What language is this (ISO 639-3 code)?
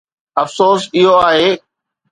snd